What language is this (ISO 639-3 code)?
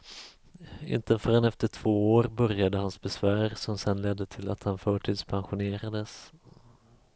swe